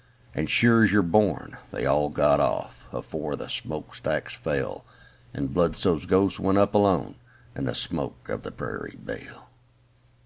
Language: English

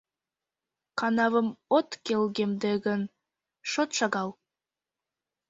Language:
Mari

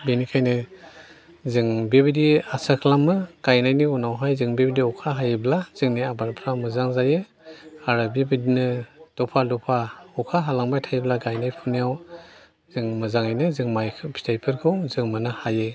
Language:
Bodo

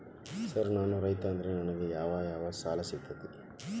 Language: Kannada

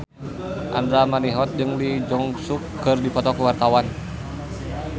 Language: Sundanese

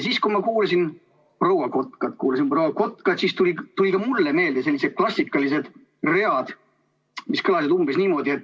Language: Estonian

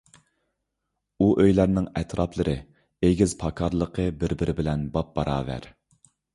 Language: Uyghur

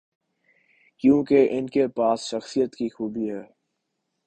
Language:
Urdu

